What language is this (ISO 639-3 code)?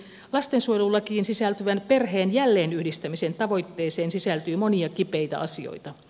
fin